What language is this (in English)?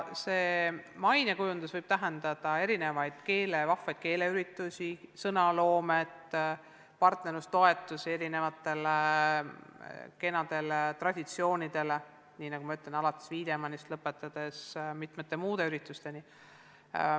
Estonian